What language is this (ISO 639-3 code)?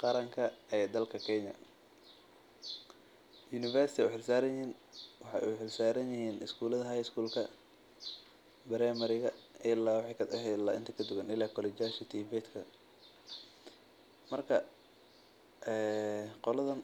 som